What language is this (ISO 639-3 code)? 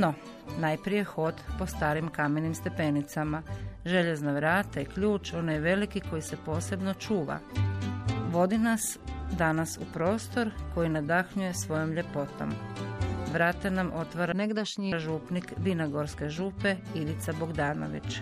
hrv